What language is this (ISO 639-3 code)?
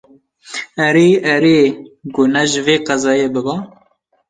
kur